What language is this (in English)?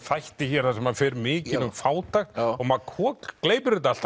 Icelandic